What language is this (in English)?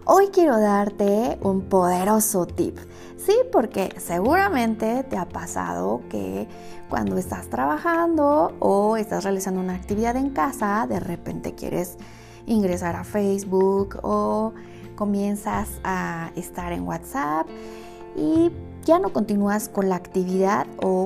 Spanish